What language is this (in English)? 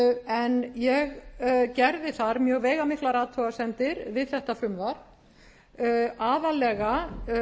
Icelandic